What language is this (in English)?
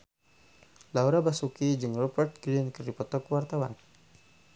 Sundanese